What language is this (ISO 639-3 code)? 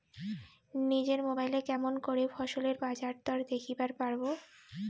ben